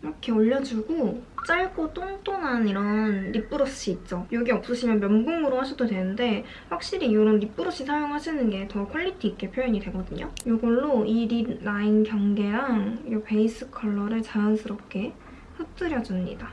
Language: Korean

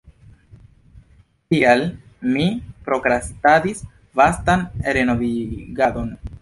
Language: Esperanto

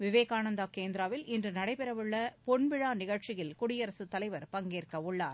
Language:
Tamil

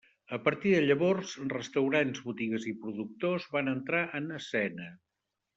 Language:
Catalan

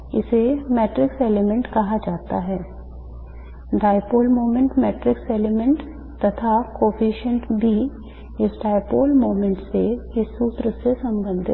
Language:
Hindi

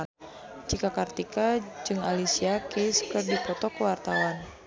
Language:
Sundanese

